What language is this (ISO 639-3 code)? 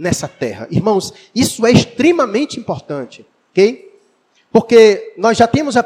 por